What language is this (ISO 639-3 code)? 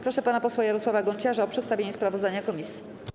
pol